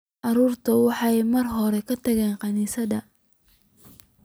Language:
Somali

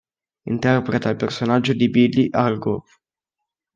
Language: Italian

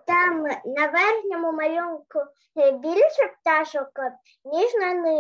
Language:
Ukrainian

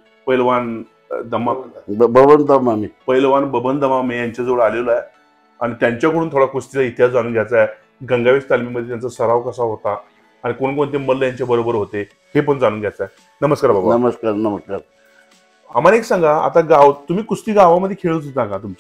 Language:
Marathi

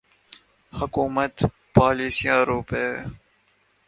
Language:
Urdu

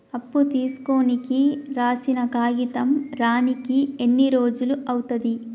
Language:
Telugu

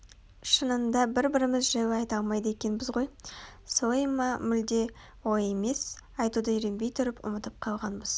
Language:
Kazakh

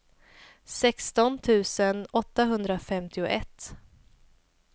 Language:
Swedish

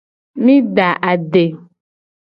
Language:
Gen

